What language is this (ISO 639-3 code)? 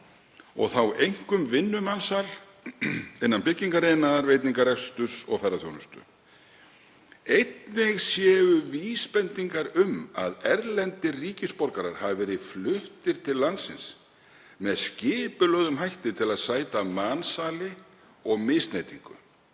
isl